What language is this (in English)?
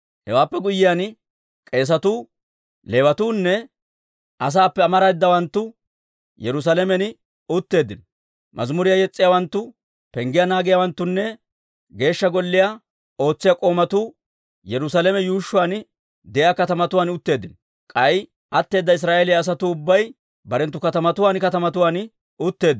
Dawro